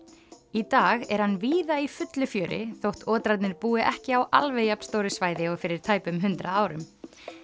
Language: Icelandic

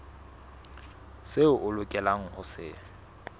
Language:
Southern Sotho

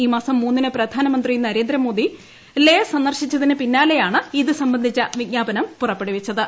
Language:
Malayalam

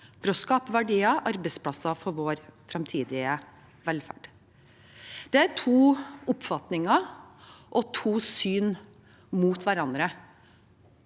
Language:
Norwegian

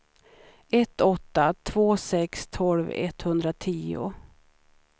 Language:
Swedish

